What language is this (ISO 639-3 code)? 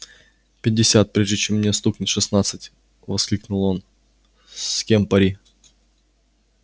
rus